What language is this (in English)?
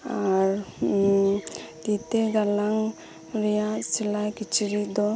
Santali